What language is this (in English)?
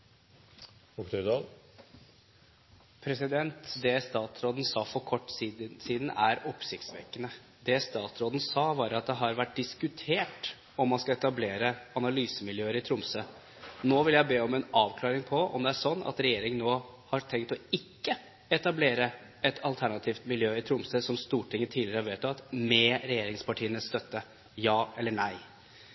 Norwegian